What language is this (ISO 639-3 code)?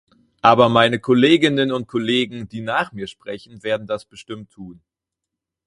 deu